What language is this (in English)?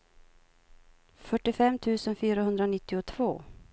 Swedish